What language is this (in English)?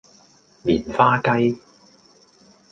Cantonese